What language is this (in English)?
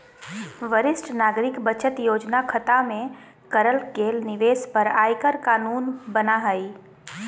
Magahi